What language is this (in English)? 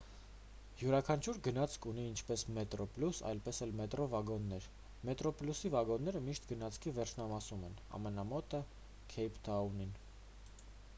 Armenian